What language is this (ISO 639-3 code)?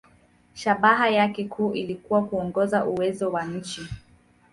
swa